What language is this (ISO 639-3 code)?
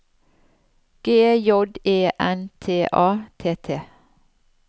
nor